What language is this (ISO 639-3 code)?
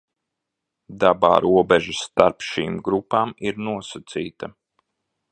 lav